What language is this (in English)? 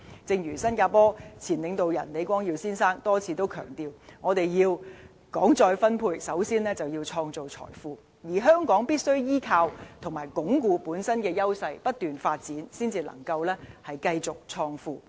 Cantonese